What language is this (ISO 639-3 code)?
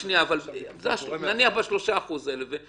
heb